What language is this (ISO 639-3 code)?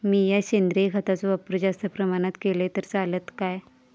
mar